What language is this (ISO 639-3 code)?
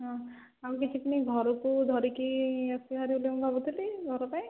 ori